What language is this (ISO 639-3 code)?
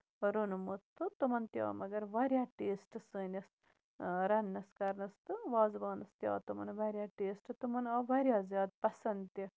kas